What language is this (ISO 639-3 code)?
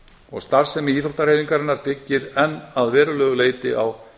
isl